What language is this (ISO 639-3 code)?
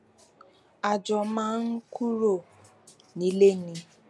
yor